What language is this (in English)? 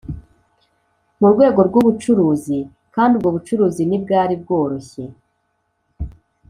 Kinyarwanda